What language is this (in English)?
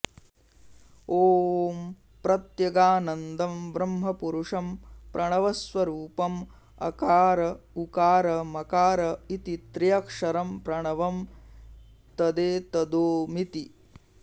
Sanskrit